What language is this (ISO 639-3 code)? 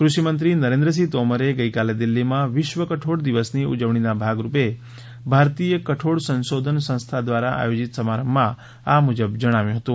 guj